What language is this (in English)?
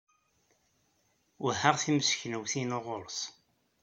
Kabyle